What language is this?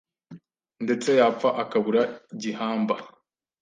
Kinyarwanda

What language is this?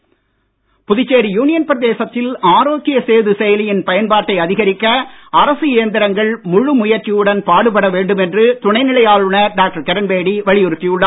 Tamil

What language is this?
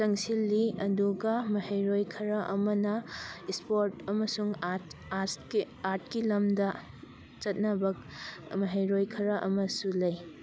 Manipuri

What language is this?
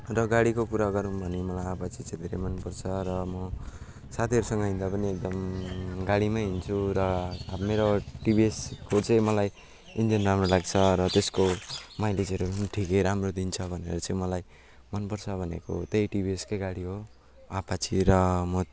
Nepali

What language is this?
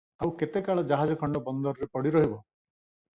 Odia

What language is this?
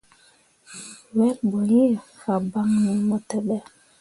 Mundang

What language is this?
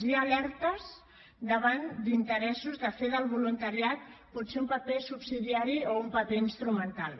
Catalan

